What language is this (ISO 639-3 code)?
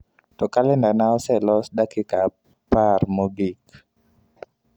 luo